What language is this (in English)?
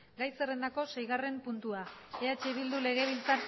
Basque